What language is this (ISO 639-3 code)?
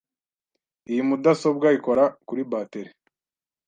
kin